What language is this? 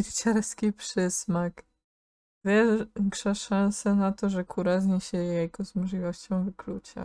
Polish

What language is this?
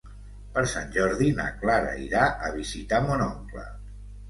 Catalan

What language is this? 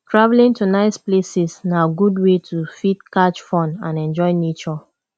Nigerian Pidgin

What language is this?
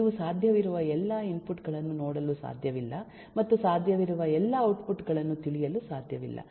Kannada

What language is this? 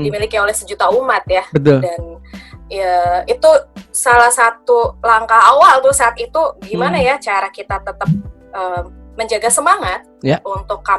Indonesian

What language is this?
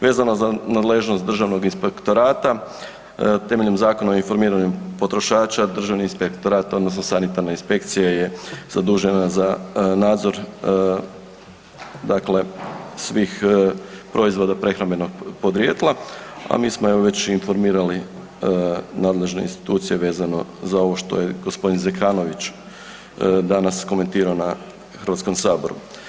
Croatian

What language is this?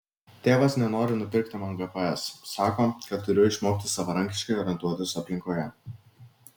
Lithuanian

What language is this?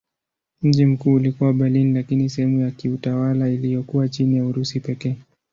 Swahili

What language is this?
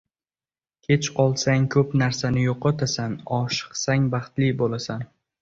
Uzbek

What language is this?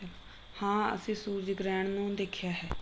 Punjabi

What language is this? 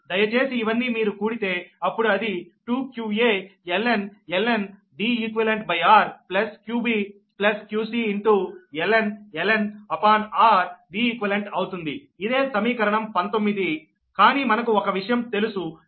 Telugu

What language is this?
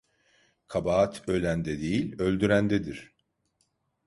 Turkish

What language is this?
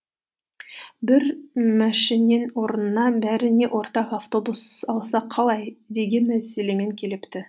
Kazakh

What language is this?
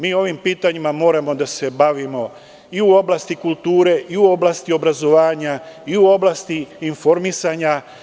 Serbian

